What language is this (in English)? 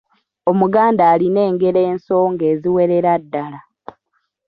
Ganda